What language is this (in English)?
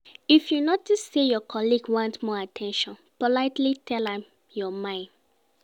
Nigerian Pidgin